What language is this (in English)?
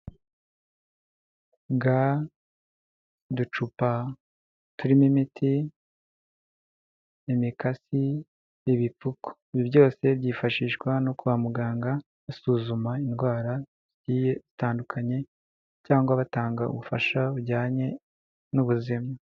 Kinyarwanda